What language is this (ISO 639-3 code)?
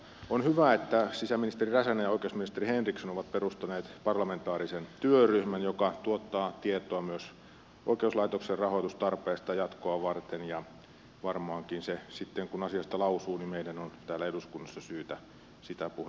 fin